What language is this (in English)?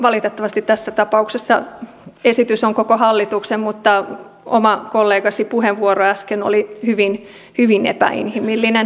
Finnish